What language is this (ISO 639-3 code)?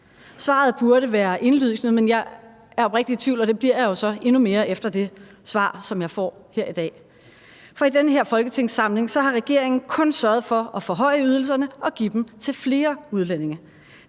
dan